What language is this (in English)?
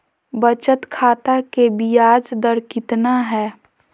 Magahi